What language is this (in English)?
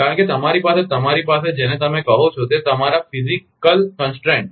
Gujarati